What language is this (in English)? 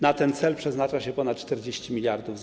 Polish